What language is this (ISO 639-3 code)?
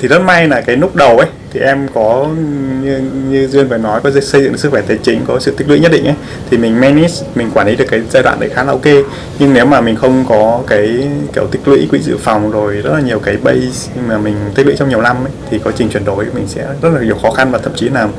vie